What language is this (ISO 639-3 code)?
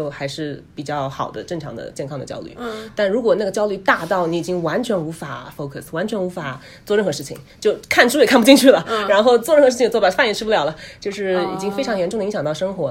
zho